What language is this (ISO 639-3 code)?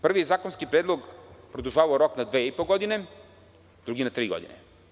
srp